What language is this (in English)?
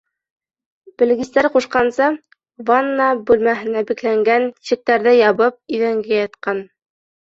Bashkir